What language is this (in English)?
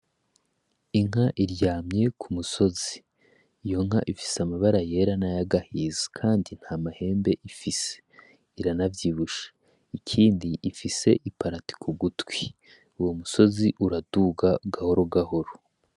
Rundi